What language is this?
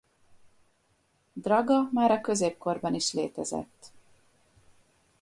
Hungarian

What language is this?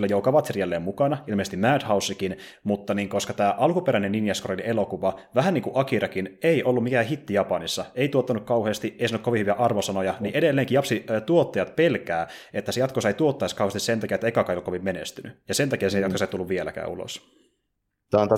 Finnish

